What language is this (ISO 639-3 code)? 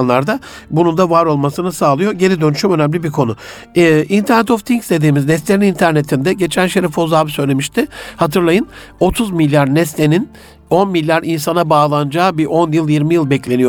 tur